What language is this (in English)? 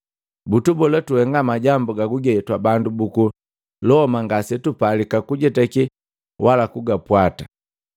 Matengo